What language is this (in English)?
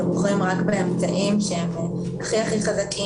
Hebrew